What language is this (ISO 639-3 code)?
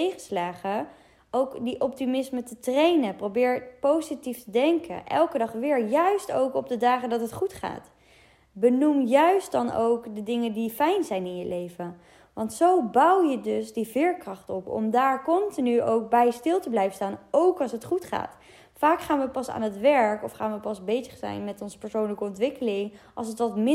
nld